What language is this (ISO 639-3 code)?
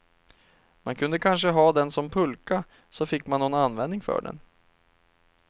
swe